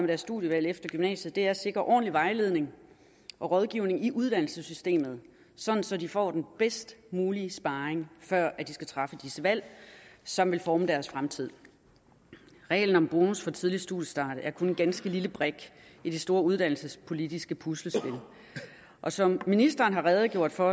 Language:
Danish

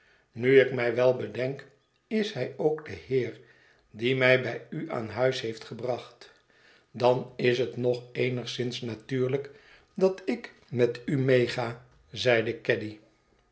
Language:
Dutch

